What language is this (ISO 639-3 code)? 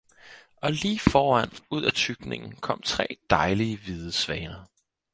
dan